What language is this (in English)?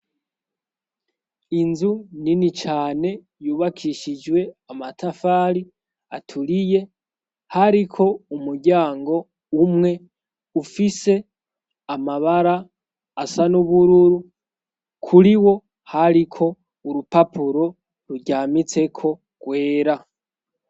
Rundi